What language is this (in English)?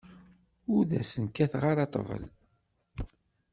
Kabyle